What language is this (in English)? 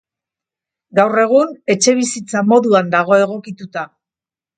Basque